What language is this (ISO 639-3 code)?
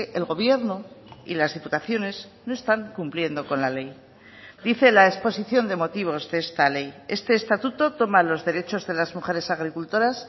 spa